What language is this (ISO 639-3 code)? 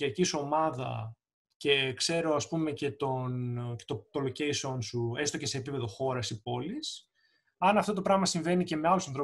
ell